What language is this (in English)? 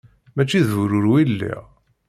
Kabyle